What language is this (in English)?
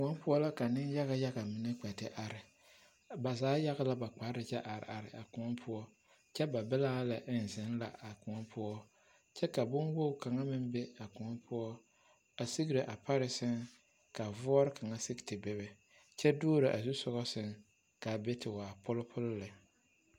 Southern Dagaare